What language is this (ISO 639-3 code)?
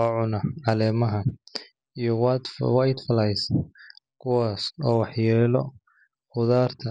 som